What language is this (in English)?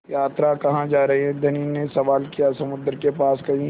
Hindi